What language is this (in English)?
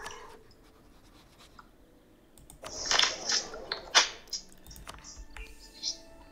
Turkish